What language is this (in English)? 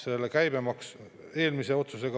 Estonian